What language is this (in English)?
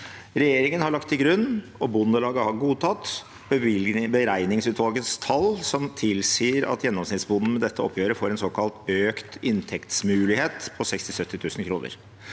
Norwegian